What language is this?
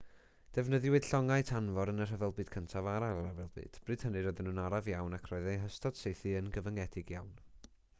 Welsh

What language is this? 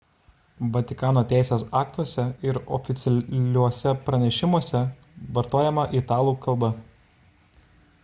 Lithuanian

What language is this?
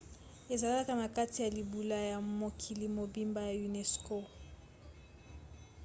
Lingala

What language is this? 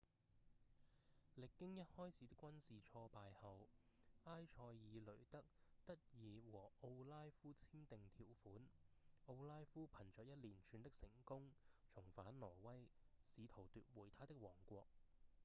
Cantonese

